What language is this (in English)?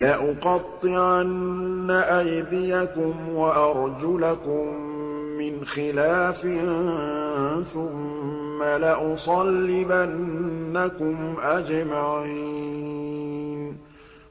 Arabic